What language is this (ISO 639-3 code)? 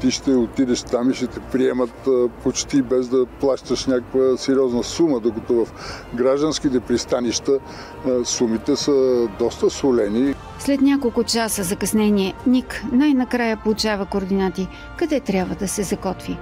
bul